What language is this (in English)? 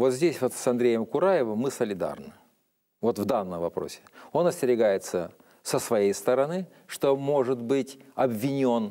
Russian